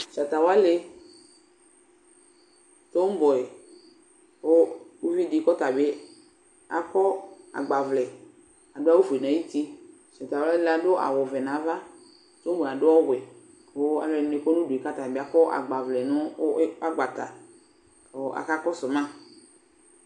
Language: Ikposo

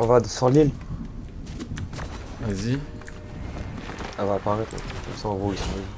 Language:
French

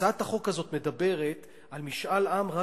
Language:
Hebrew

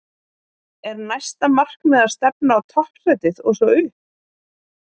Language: Icelandic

